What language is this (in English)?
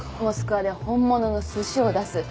Japanese